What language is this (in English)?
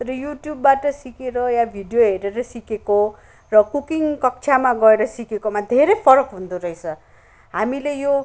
Nepali